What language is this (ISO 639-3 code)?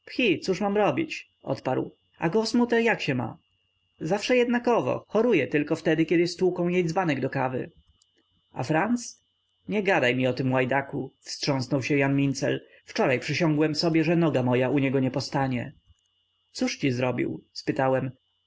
pol